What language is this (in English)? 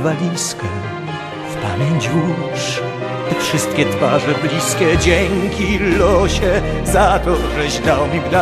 Polish